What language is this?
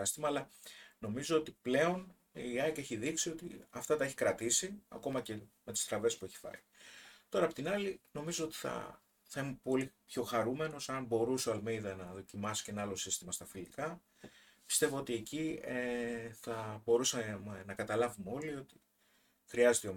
Greek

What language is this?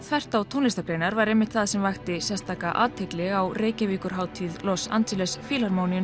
Icelandic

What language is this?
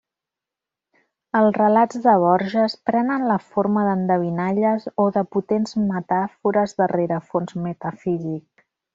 Catalan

